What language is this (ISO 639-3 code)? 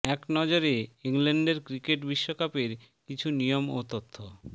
ben